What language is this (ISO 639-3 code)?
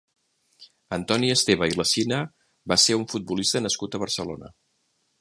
cat